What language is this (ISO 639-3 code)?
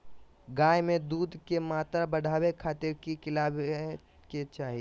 mag